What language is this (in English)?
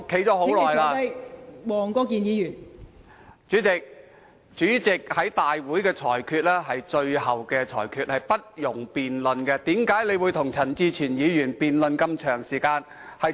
Cantonese